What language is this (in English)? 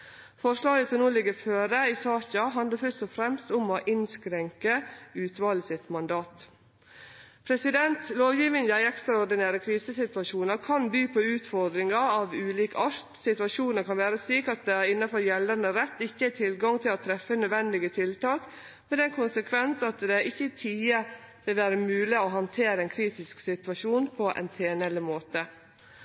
Norwegian Nynorsk